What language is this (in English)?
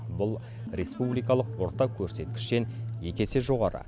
Kazakh